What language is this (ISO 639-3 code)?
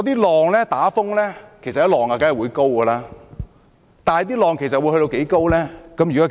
yue